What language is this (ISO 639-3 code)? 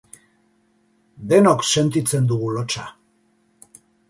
eus